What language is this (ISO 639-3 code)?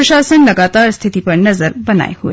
hin